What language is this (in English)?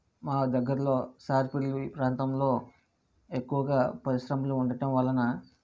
Telugu